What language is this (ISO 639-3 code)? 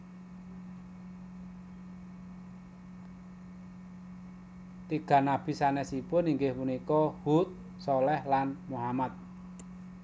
jav